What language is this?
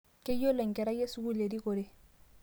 Masai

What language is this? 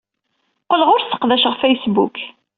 Kabyle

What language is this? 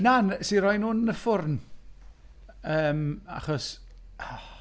Welsh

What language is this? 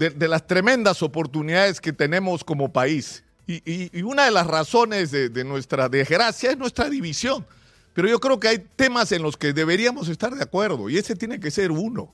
Spanish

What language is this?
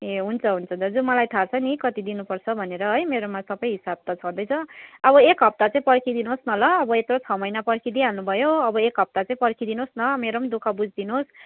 Nepali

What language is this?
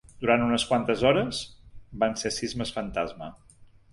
Catalan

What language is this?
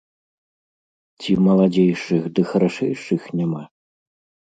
Belarusian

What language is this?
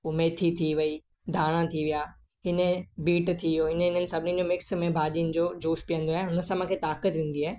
Sindhi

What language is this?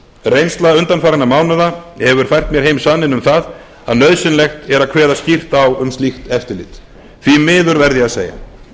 Icelandic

